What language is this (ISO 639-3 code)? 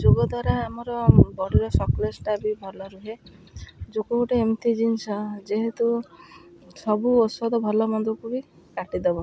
ori